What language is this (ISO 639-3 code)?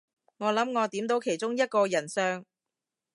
yue